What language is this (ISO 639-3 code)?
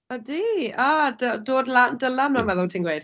cym